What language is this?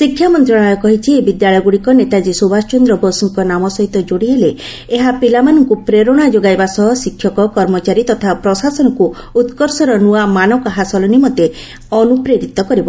Odia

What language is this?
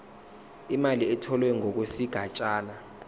Zulu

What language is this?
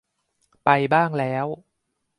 Thai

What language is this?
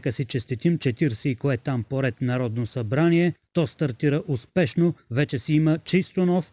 Bulgarian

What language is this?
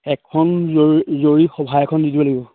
Assamese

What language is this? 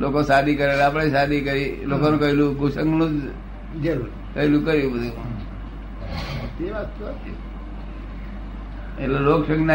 Gujarati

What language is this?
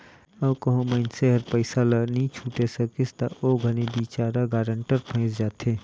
Chhattisgarhi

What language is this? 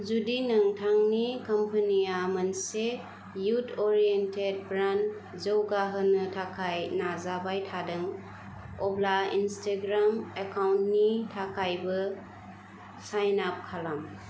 Bodo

